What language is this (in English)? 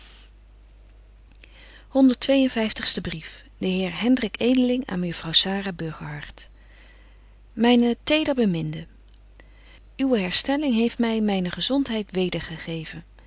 Dutch